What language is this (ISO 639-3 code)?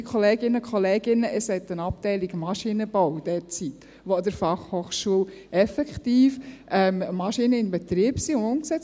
gsw